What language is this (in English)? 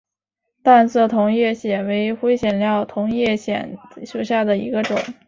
Chinese